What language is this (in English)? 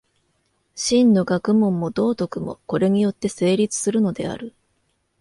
Japanese